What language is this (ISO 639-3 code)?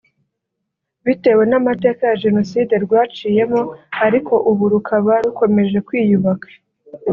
kin